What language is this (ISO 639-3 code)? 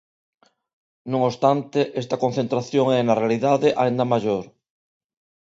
glg